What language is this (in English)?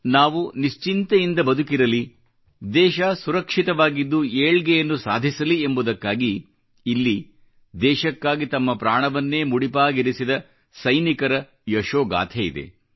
Kannada